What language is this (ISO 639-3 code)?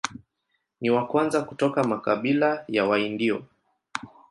swa